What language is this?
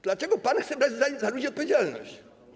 Polish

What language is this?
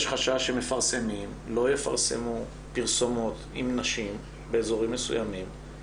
Hebrew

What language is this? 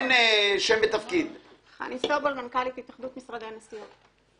Hebrew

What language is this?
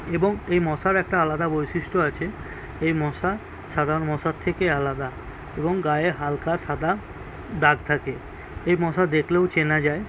Bangla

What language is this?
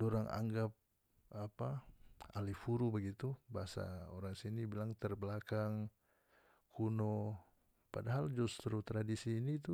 North Moluccan Malay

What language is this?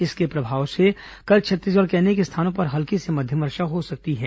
Hindi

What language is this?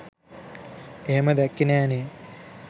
Sinhala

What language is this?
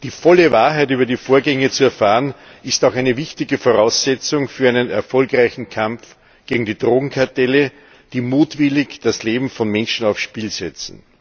German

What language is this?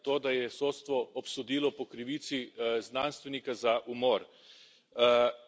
Slovenian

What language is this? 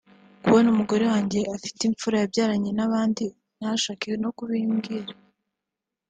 Kinyarwanda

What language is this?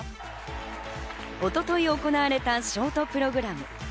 Japanese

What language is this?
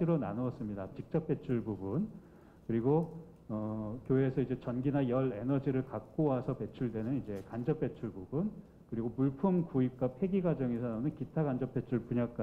Korean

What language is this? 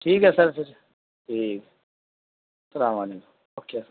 Urdu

